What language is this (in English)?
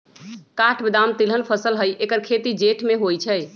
Magahi